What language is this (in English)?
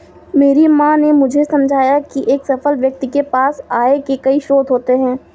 Hindi